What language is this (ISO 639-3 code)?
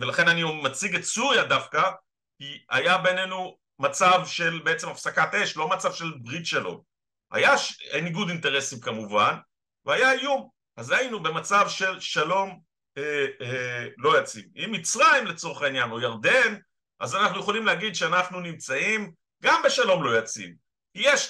heb